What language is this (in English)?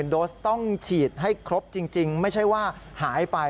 Thai